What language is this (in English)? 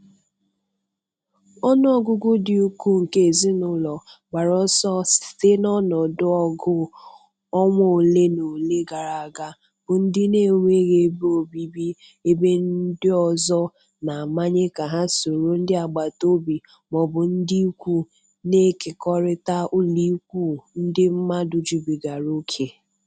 Igbo